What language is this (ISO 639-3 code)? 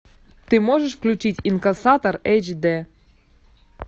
rus